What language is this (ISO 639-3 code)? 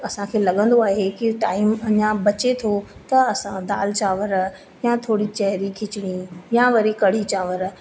snd